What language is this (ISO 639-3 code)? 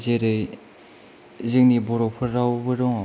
brx